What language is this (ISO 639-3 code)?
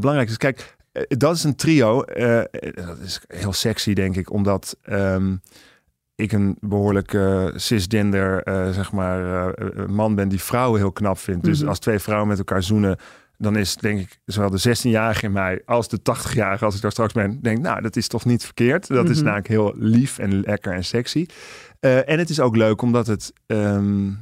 nld